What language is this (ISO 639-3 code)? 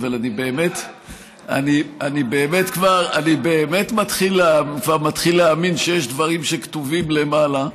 heb